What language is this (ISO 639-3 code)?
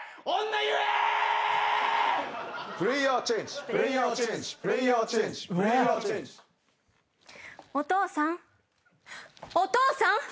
jpn